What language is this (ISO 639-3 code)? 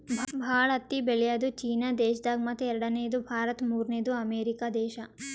kan